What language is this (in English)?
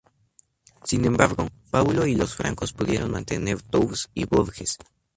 Spanish